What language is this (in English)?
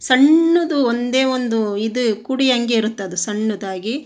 Kannada